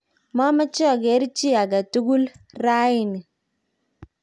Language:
Kalenjin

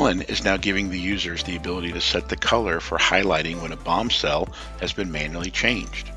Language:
English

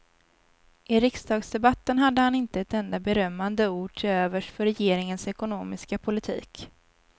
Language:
Swedish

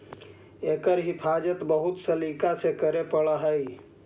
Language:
Magahi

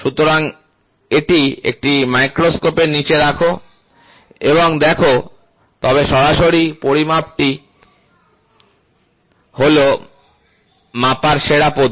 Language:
Bangla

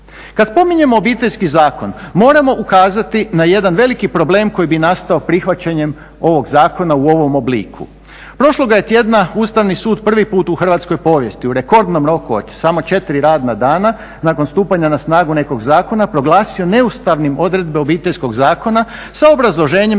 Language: Croatian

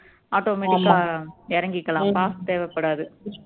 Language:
Tamil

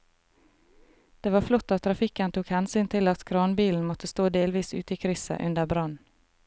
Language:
Norwegian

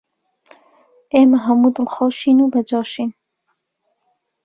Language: Central Kurdish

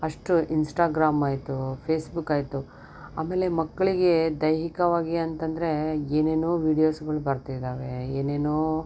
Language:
Kannada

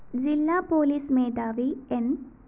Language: Malayalam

